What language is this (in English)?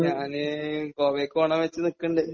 Malayalam